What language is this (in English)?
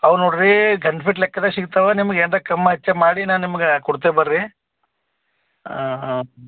Kannada